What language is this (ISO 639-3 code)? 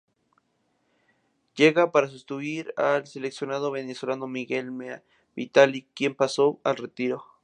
spa